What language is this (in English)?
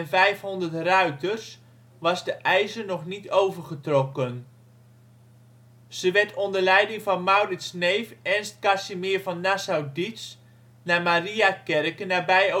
Dutch